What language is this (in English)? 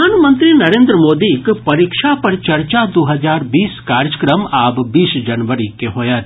Maithili